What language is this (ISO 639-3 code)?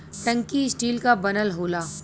bho